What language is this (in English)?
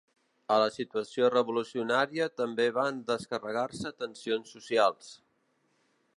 Catalan